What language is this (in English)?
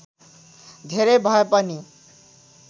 Nepali